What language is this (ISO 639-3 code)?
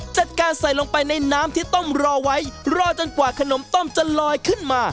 tha